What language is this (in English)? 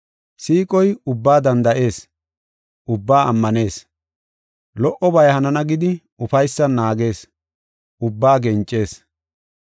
Gofa